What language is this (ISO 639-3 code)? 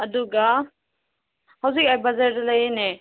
mni